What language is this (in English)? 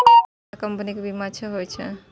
Maithili